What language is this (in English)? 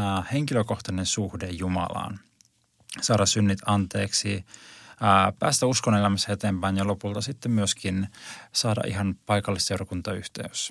Finnish